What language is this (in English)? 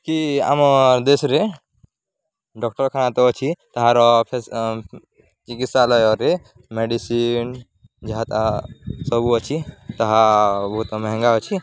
Odia